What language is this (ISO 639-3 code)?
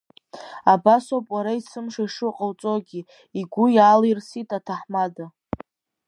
abk